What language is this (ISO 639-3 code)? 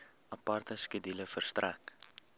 afr